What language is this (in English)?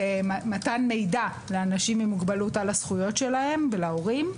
Hebrew